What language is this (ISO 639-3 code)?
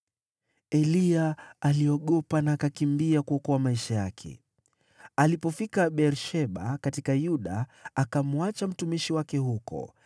swa